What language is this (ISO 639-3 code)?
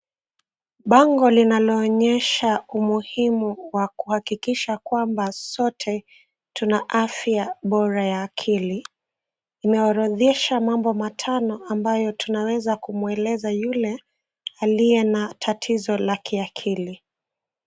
swa